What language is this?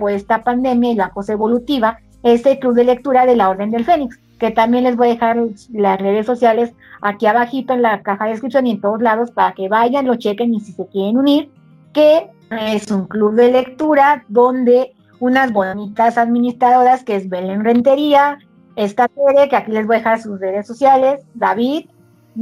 Spanish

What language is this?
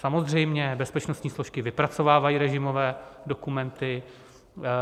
Czech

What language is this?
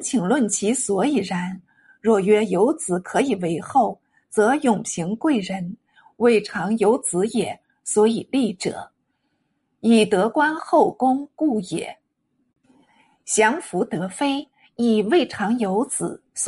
Chinese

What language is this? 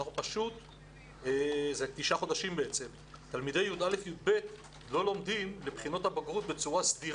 Hebrew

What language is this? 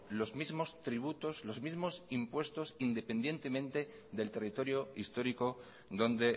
Spanish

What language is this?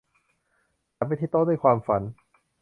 Thai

